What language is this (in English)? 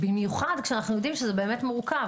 Hebrew